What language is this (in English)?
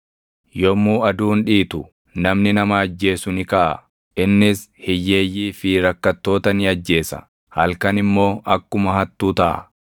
Oromo